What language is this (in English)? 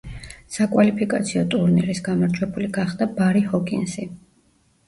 Georgian